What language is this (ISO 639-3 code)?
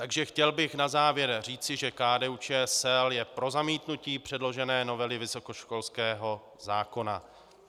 ces